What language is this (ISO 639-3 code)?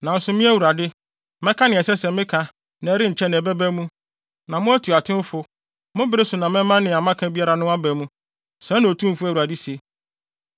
aka